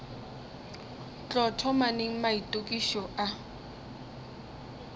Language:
Northern Sotho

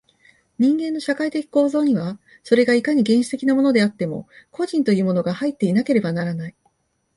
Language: Japanese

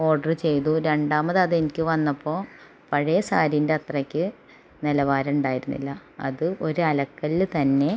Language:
Malayalam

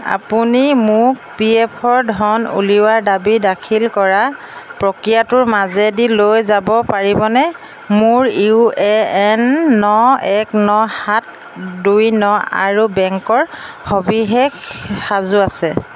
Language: Assamese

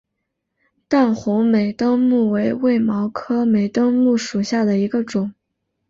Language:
Chinese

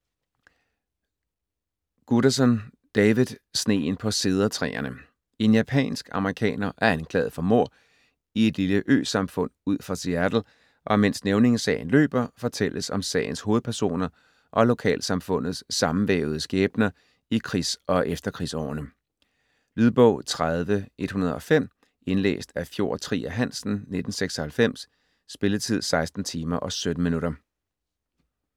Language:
Danish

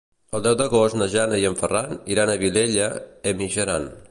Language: Catalan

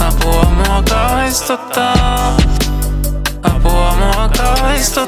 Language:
Finnish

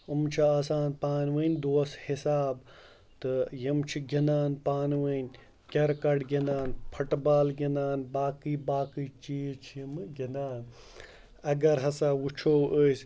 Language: Kashmiri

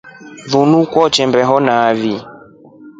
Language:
Rombo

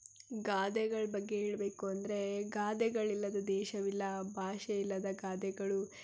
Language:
Kannada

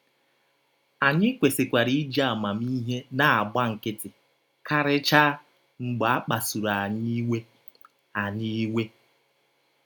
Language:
Igbo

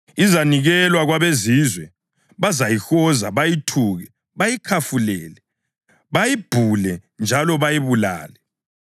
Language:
North Ndebele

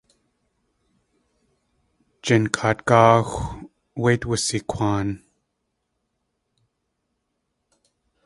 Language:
Tlingit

